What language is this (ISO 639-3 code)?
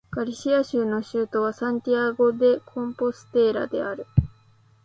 jpn